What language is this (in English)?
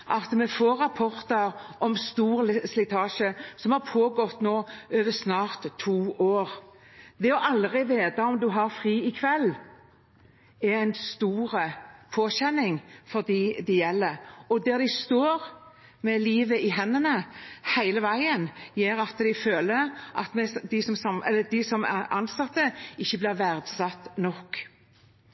Norwegian Bokmål